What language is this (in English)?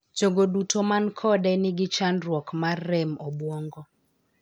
Luo (Kenya and Tanzania)